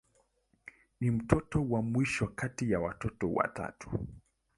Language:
Swahili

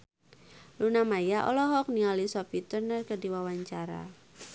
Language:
Sundanese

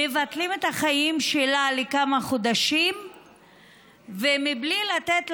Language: Hebrew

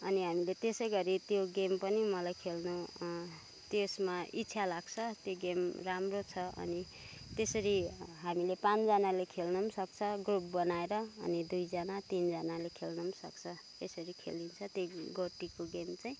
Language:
Nepali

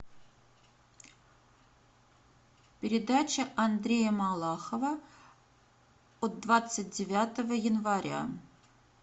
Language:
Russian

